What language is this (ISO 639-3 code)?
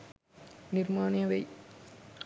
sin